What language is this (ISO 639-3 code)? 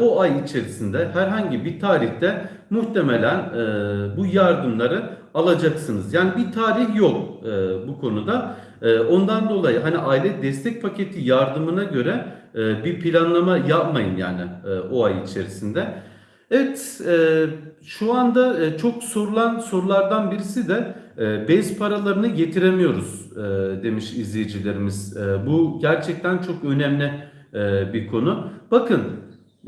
tur